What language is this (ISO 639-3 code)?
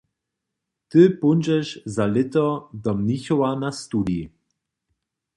hsb